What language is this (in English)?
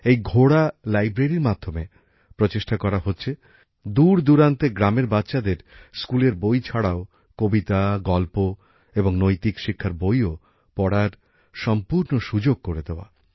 Bangla